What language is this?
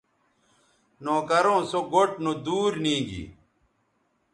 Bateri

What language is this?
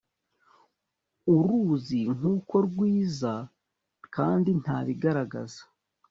Kinyarwanda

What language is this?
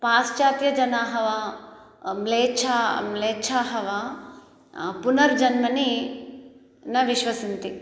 Sanskrit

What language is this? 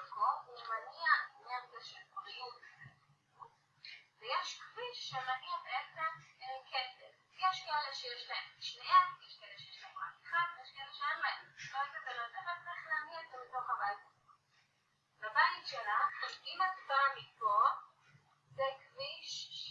Hebrew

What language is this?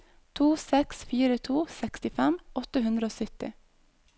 Norwegian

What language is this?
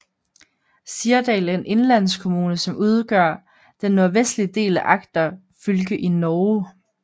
Danish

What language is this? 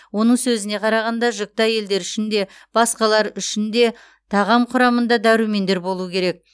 Kazakh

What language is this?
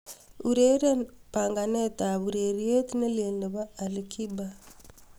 Kalenjin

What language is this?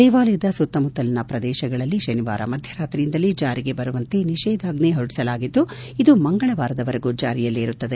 Kannada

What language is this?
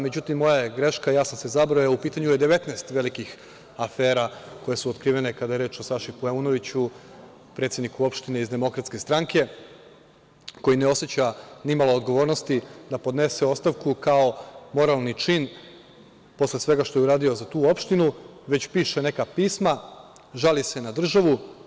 Serbian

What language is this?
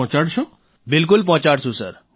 Gujarati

